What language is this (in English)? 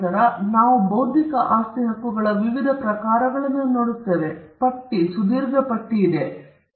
Kannada